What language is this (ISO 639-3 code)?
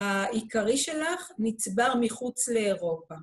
heb